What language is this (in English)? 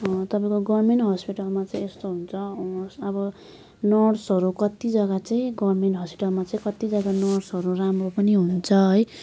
Nepali